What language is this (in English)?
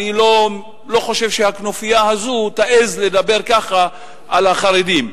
Hebrew